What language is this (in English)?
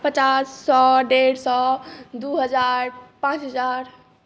Maithili